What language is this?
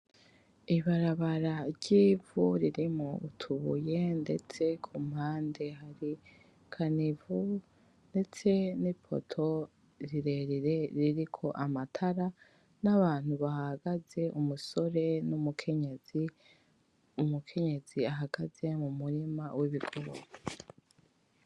Rundi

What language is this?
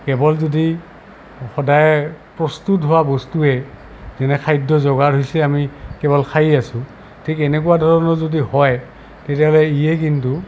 Assamese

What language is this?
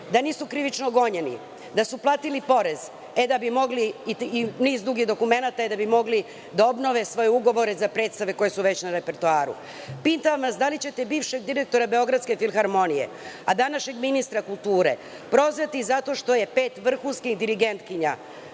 Serbian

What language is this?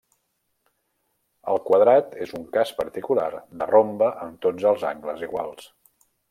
Catalan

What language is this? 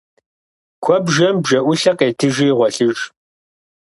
Kabardian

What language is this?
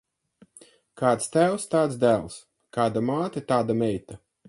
Latvian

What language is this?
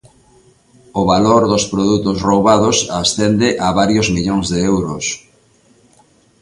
Galician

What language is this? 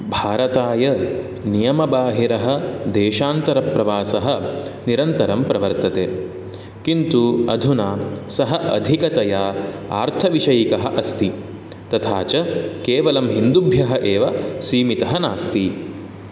Sanskrit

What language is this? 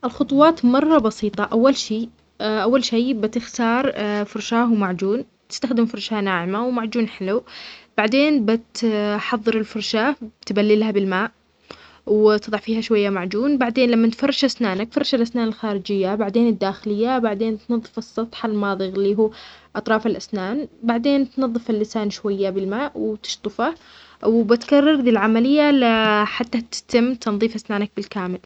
Omani Arabic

